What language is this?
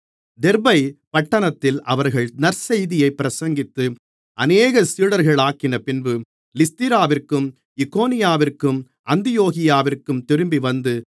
Tamil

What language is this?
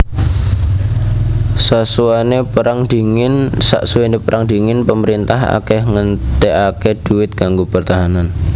Javanese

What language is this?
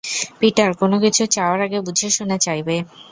Bangla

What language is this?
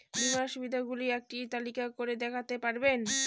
Bangla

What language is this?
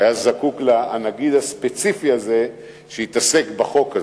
Hebrew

